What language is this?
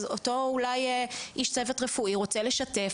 Hebrew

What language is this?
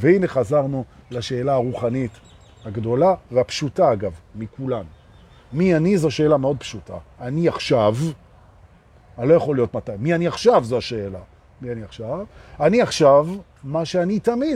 Hebrew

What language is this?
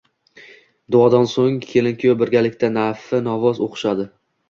Uzbek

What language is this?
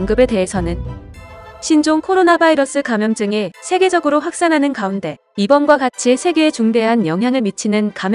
Korean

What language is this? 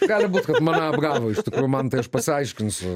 Lithuanian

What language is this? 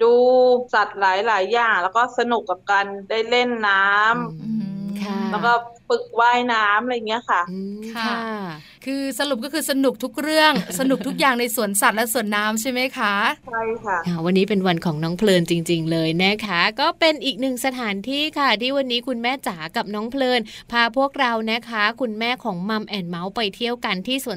Thai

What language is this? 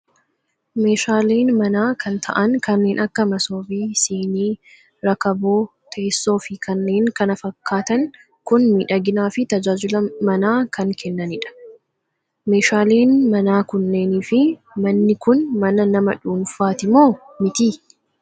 Oromo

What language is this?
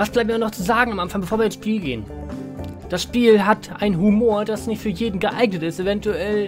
German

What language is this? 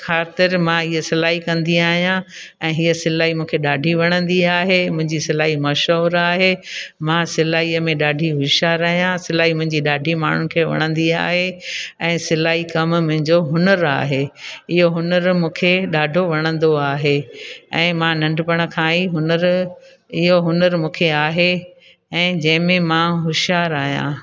Sindhi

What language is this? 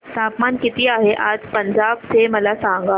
Marathi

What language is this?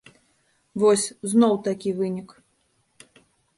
Belarusian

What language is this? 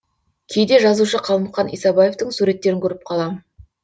Kazakh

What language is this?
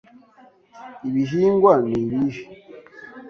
Kinyarwanda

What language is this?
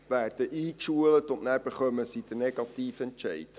Swiss German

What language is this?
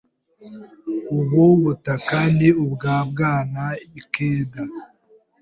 Kinyarwanda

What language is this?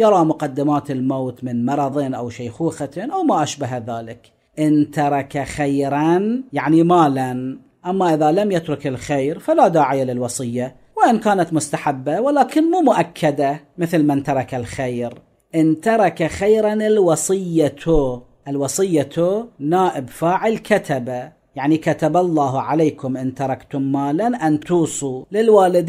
Arabic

